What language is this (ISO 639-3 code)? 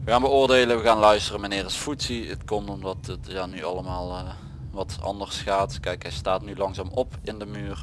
nld